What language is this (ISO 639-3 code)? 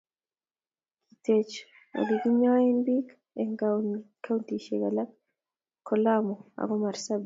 kln